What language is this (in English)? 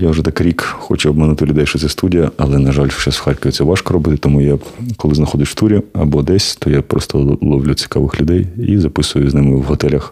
Ukrainian